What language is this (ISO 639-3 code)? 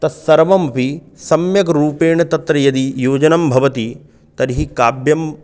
san